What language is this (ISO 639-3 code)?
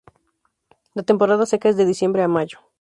spa